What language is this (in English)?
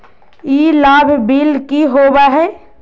Magahi